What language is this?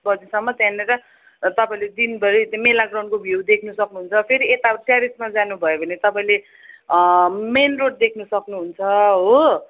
Nepali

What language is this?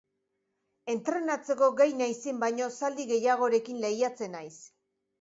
Basque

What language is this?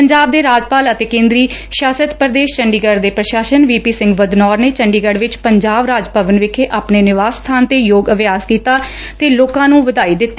Punjabi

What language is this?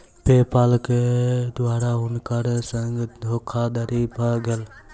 Maithili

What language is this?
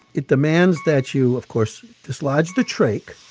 English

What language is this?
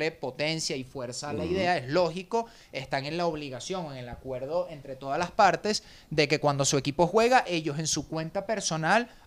Spanish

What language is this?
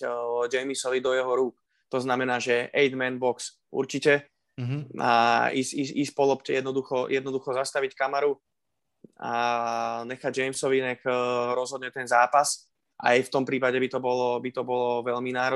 Slovak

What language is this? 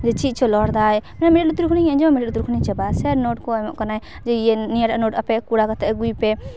Santali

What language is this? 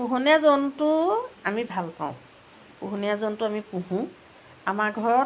Assamese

